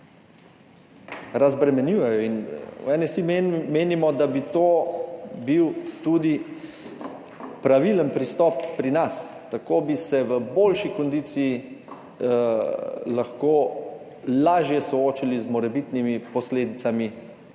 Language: Slovenian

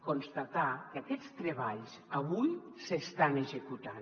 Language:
Catalan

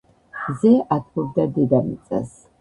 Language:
Georgian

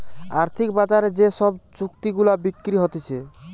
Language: Bangla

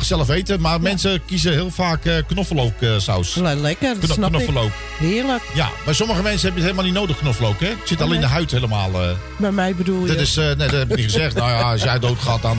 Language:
Dutch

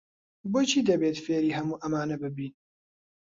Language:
Central Kurdish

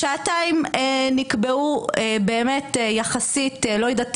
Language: Hebrew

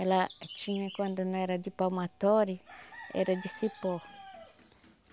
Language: Portuguese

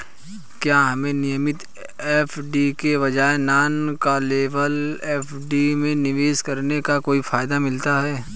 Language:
Hindi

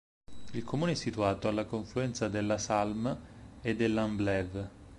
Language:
Italian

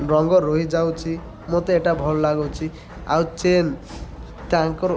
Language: Odia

